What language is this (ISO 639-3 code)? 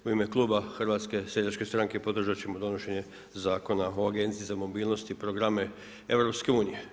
hrv